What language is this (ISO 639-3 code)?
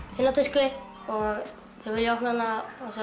isl